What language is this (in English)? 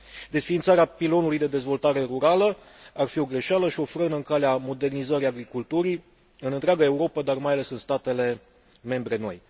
Romanian